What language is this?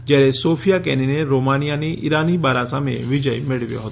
Gujarati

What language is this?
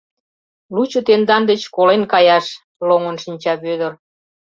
Mari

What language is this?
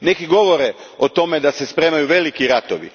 Croatian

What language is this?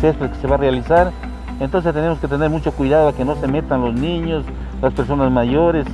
Spanish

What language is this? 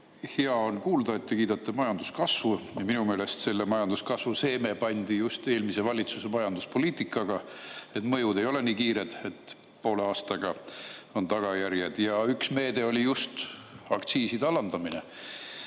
Estonian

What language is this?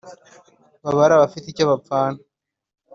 Kinyarwanda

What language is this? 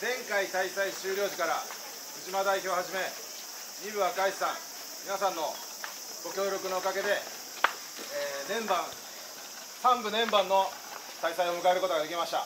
Japanese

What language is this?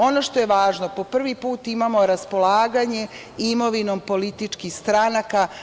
Serbian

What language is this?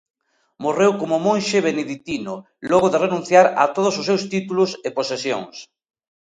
Galician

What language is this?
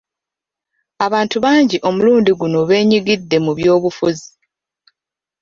Ganda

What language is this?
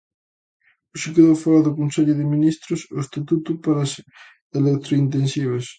Galician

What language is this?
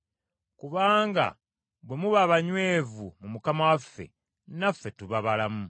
Ganda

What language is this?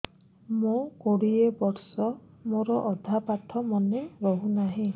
Odia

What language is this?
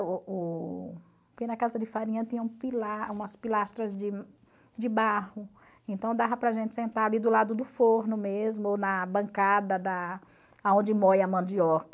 Portuguese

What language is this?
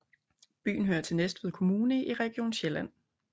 Danish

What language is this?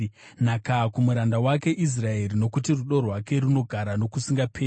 Shona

